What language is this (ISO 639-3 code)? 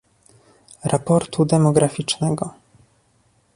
pol